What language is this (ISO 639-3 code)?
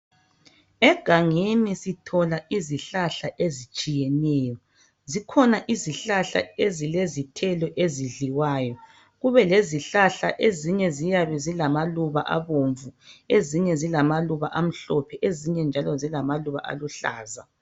nde